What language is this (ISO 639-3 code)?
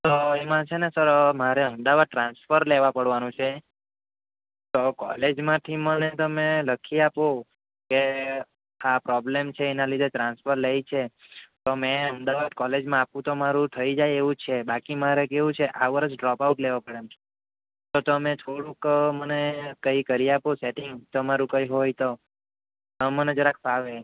guj